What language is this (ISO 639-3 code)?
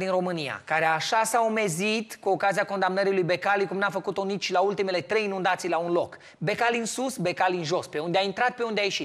ron